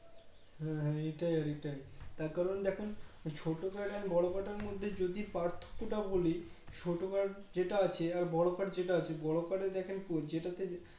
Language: Bangla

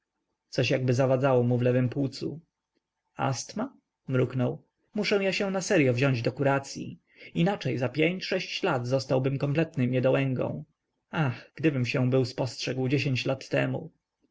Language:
Polish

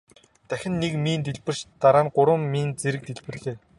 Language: Mongolian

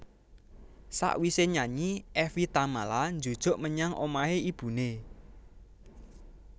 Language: Javanese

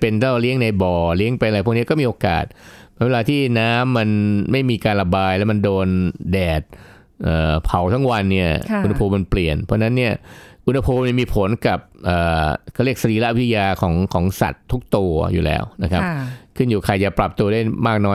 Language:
Thai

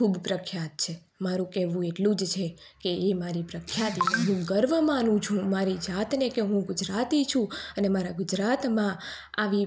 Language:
Gujarati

